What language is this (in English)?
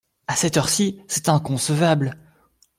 French